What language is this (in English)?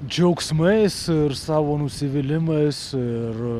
Lithuanian